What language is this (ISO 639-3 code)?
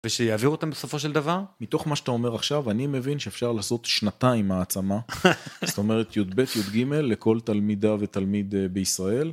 heb